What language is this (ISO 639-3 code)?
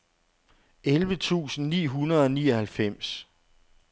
dan